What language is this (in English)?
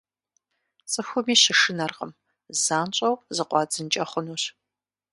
Kabardian